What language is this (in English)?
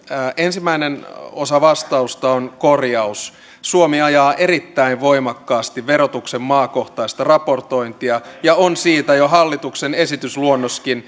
Finnish